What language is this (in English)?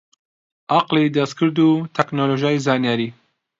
Central Kurdish